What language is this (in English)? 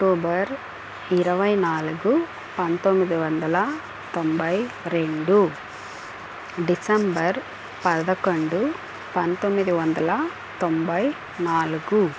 Telugu